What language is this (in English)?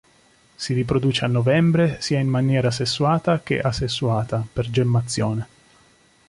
Italian